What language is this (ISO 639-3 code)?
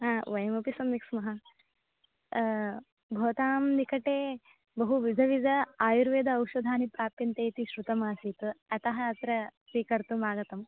san